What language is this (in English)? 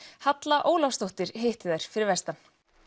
Icelandic